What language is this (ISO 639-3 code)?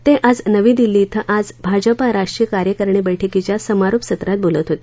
mar